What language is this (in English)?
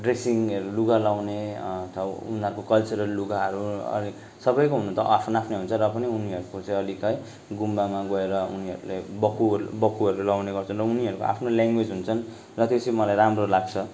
Nepali